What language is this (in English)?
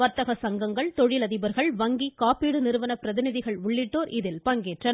Tamil